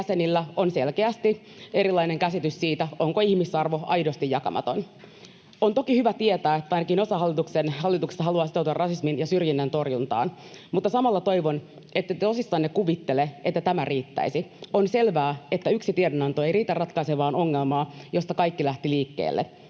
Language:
Finnish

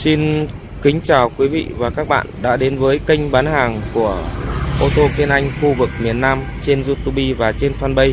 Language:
Vietnamese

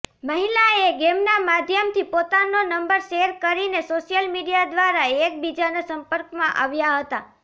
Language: Gujarati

